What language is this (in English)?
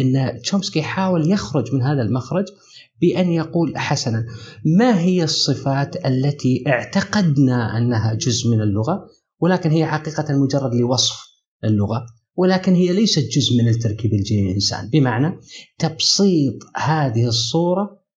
Arabic